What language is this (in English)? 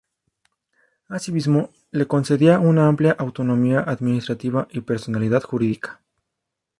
Spanish